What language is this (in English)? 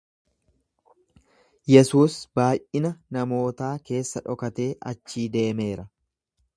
Oromo